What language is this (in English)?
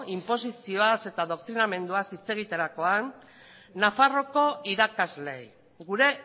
Basque